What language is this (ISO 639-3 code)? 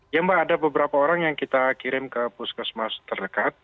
ind